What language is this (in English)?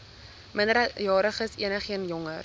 Afrikaans